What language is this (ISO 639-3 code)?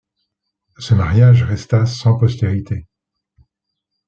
fra